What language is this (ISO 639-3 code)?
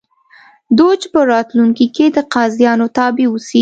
pus